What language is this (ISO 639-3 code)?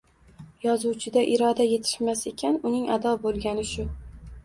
uzb